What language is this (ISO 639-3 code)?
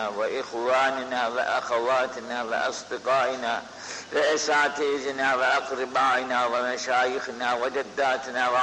tur